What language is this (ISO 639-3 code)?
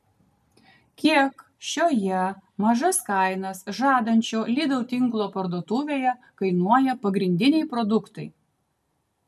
lit